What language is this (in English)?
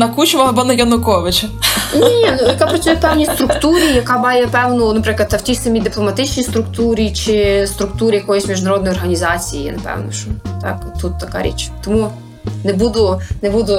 Ukrainian